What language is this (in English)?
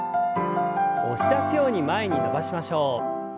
Japanese